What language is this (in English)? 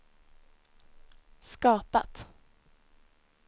Swedish